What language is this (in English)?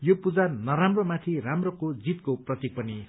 Nepali